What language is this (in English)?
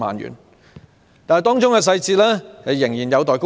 Cantonese